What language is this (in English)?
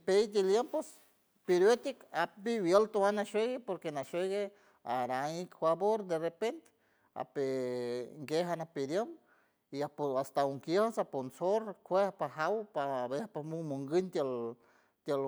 San Francisco Del Mar Huave